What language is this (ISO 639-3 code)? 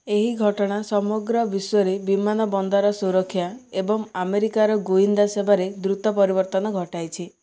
ori